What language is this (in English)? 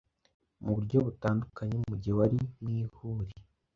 Kinyarwanda